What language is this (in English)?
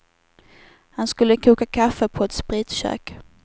Swedish